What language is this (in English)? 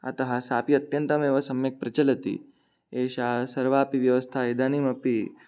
Sanskrit